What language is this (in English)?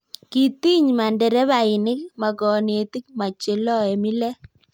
Kalenjin